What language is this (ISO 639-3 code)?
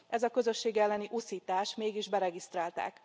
hun